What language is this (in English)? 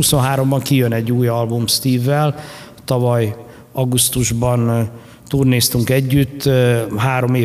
Hungarian